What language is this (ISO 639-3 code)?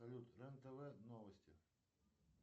rus